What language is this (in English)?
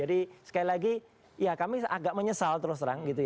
Indonesian